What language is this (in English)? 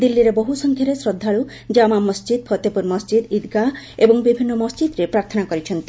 Odia